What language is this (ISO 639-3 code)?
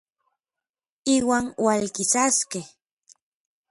nlv